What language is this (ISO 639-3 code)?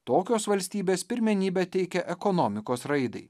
lit